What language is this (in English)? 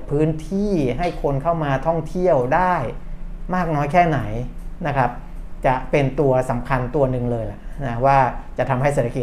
Thai